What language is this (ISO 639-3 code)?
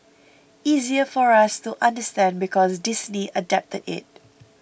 eng